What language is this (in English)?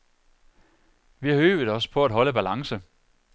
Danish